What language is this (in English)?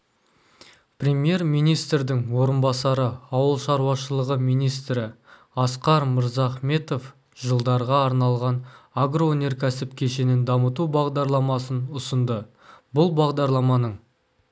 Kazakh